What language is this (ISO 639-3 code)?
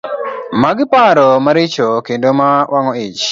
luo